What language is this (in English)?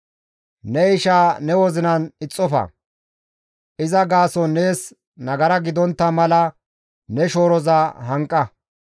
Gamo